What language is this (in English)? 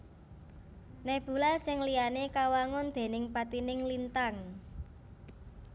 Javanese